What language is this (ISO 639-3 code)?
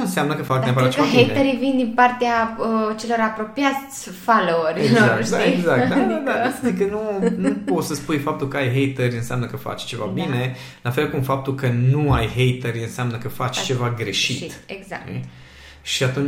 ron